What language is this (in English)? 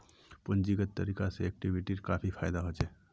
Magahi